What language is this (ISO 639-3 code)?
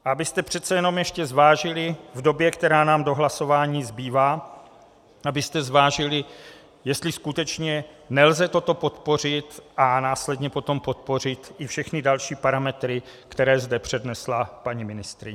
ces